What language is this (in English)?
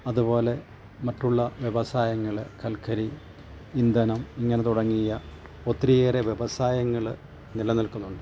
Malayalam